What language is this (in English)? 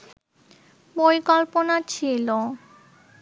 Bangla